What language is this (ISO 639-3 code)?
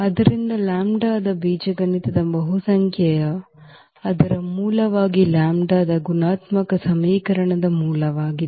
kan